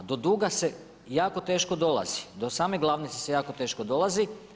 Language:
Croatian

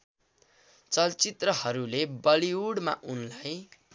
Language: Nepali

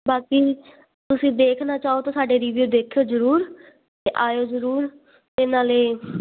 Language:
Punjabi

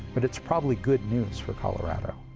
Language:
English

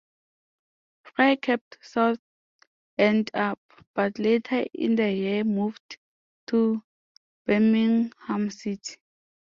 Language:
English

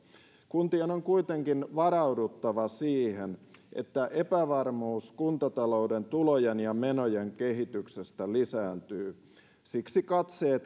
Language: Finnish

